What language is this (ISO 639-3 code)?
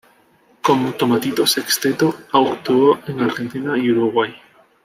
spa